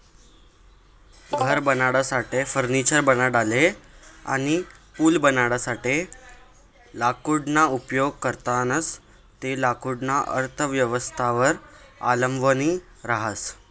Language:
Marathi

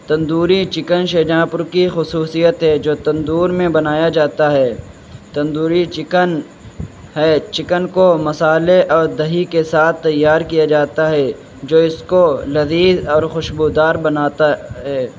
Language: Urdu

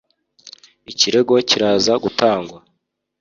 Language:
Kinyarwanda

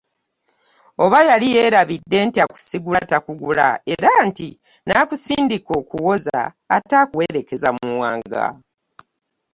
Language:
Ganda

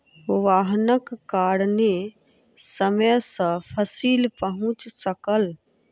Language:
Maithili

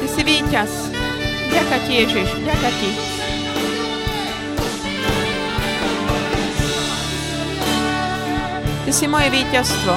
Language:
Slovak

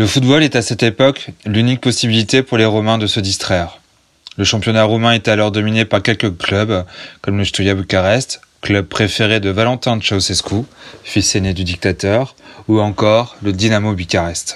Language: French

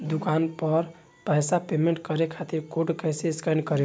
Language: Bhojpuri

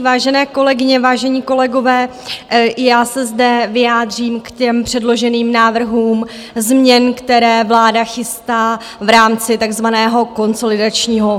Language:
Czech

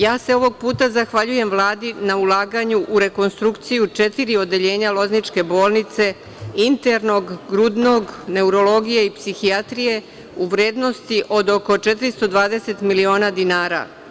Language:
Serbian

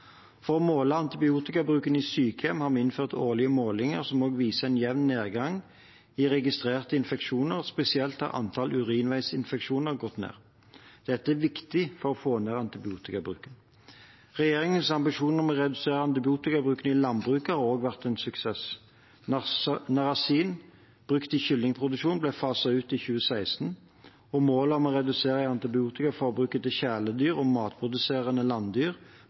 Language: Norwegian Bokmål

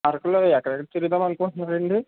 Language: Telugu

